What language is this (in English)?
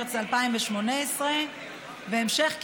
Hebrew